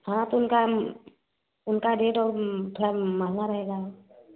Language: Hindi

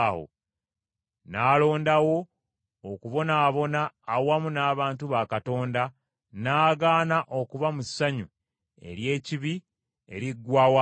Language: Ganda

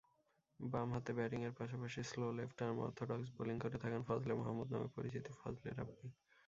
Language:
Bangla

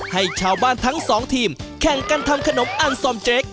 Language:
Thai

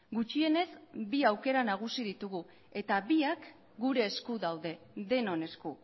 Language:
Basque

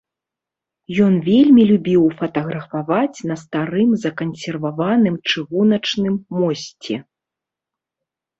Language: Belarusian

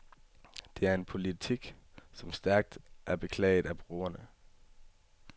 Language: Danish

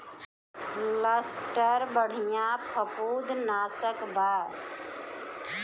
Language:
Bhojpuri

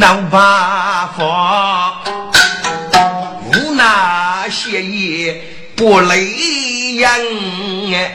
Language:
Chinese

